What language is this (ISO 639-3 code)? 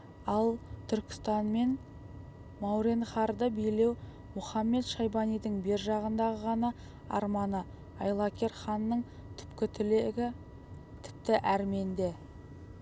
kaz